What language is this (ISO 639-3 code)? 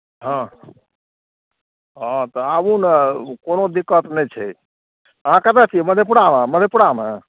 mai